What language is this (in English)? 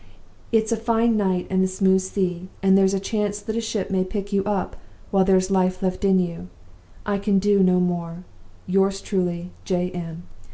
English